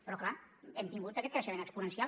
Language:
Catalan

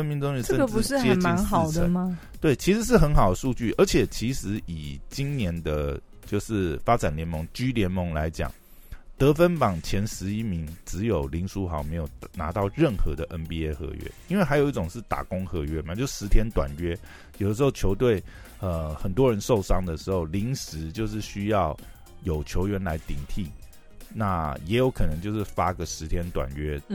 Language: Chinese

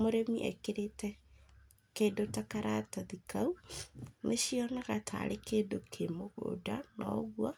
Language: Kikuyu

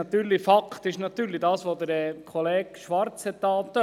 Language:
Swiss German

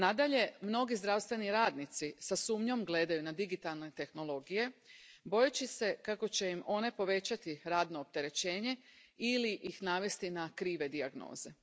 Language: Croatian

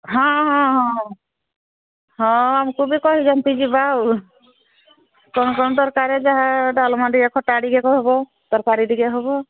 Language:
Odia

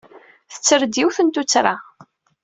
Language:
Kabyle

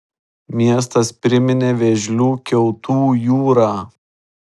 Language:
Lithuanian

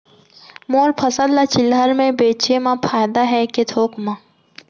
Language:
Chhattisgarhi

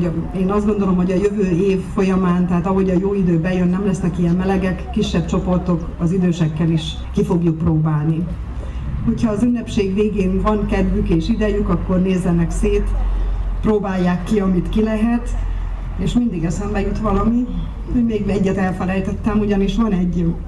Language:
Hungarian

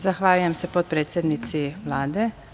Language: Serbian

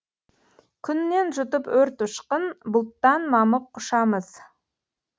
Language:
Kazakh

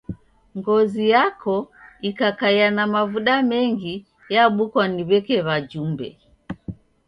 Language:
Taita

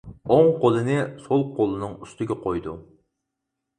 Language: Uyghur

